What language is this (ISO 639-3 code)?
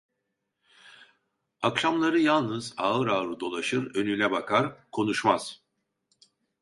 tur